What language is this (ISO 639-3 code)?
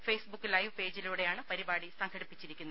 mal